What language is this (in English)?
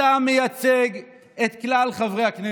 Hebrew